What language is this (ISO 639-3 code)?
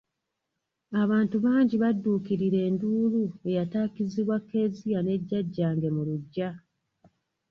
lug